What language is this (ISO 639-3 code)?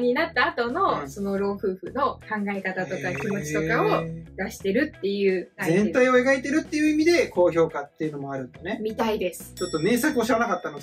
jpn